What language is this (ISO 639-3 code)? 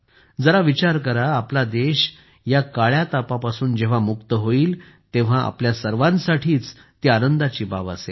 mar